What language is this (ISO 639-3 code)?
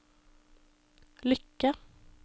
nor